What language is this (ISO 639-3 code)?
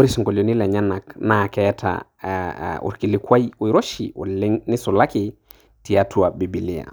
mas